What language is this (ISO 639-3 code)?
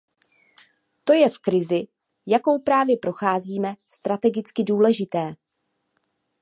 ces